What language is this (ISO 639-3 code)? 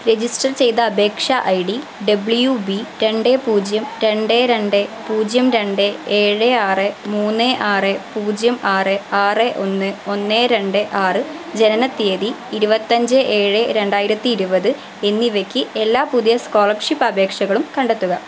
mal